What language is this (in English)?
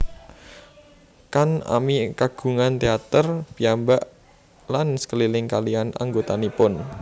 Javanese